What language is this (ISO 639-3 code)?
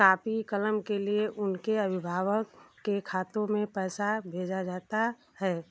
hin